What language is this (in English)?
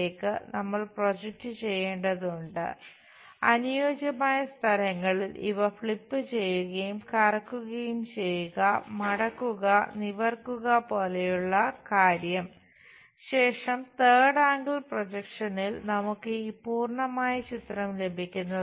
Malayalam